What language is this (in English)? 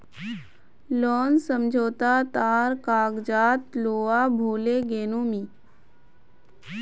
Magahi